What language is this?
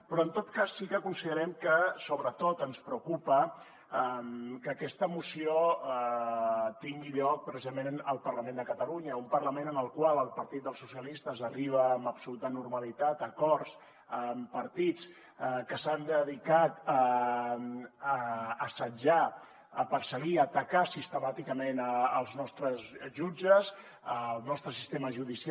Catalan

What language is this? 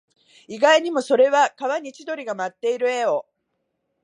Japanese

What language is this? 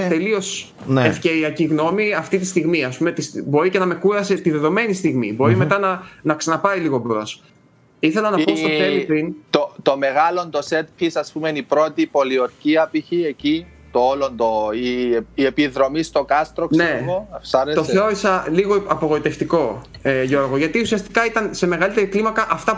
Greek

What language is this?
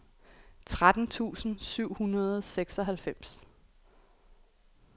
Danish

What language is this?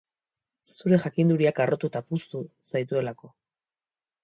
Basque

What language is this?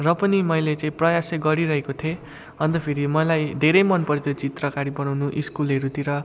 Nepali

